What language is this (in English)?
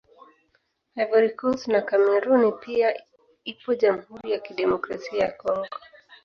Swahili